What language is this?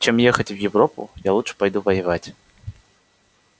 Russian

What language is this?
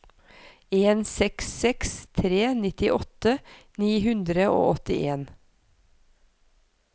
Norwegian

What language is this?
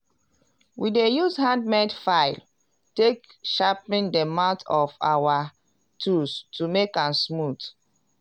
Nigerian Pidgin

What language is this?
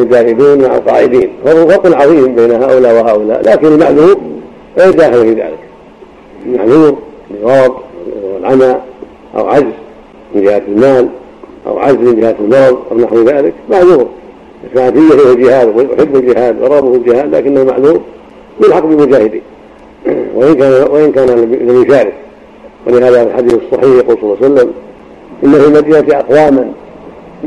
Arabic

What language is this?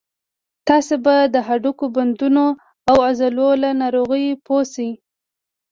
Pashto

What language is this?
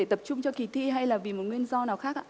Vietnamese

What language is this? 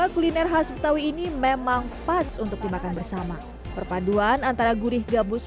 Indonesian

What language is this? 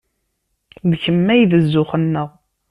Kabyle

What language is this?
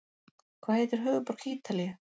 Icelandic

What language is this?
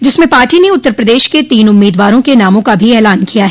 Hindi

